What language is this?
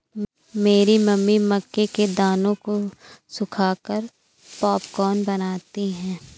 Hindi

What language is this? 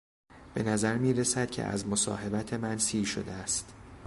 Persian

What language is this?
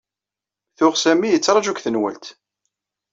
Kabyle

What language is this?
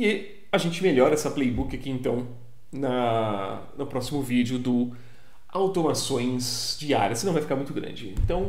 Portuguese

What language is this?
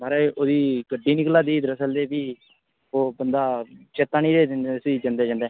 Dogri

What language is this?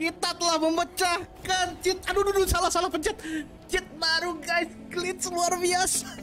Indonesian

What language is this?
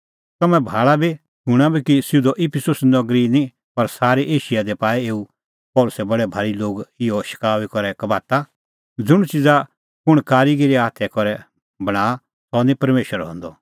Kullu Pahari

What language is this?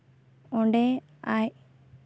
Santali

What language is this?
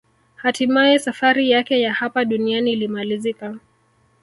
Swahili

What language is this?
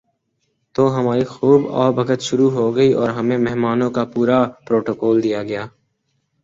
Urdu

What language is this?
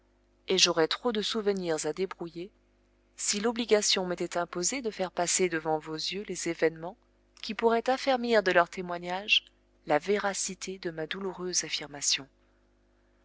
French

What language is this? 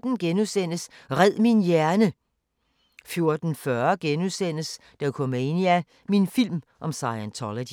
Danish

